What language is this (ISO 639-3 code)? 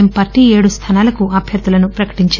tel